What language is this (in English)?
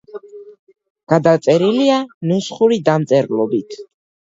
Georgian